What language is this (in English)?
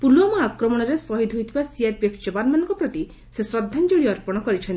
Odia